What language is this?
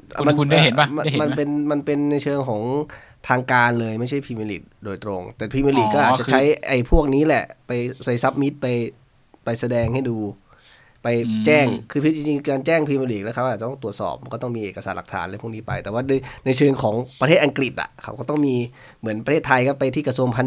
Thai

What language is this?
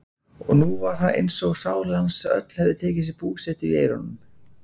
Icelandic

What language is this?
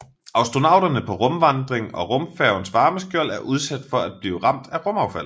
Danish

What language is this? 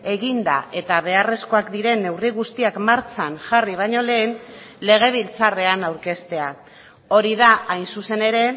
Basque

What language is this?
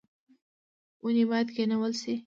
Pashto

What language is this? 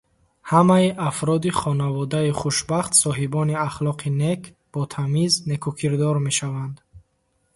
Tajik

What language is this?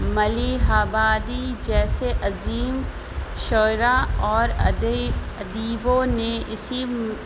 Urdu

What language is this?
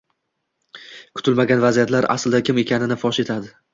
Uzbek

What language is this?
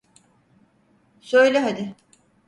Turkish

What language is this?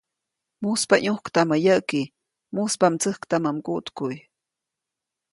Copainalá Zoque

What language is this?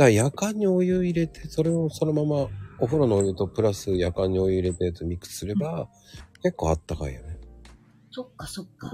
Japanese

